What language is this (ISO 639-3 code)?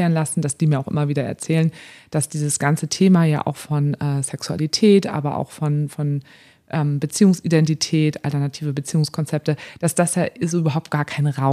deu